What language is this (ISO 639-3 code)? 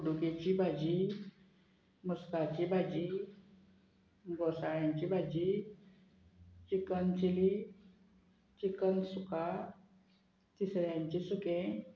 kok